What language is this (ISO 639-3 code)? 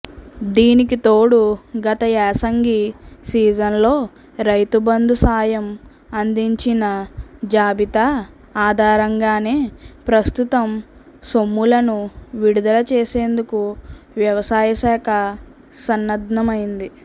tel